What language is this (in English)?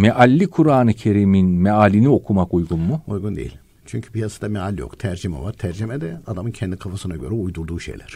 Turkish